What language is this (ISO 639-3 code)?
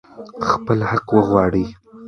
pus